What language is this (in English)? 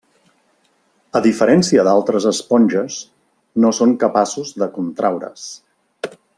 Catalan